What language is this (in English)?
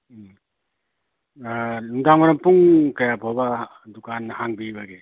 Manipuri